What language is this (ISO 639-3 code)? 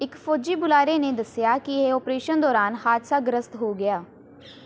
pan